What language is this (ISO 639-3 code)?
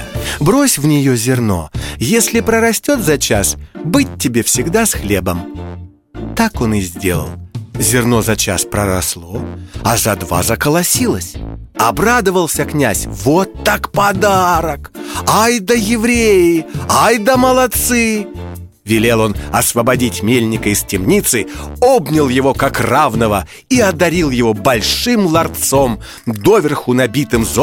rus